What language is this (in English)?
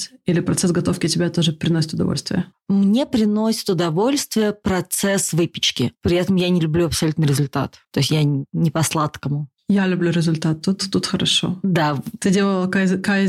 Russian